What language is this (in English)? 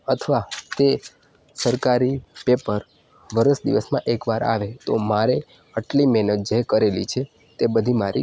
Gujarati